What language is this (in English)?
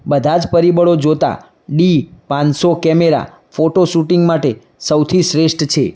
Gujarati